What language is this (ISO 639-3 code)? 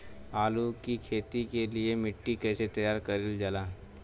bho